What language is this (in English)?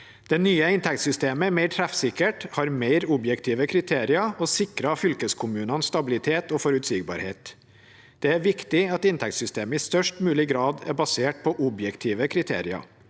Norwegian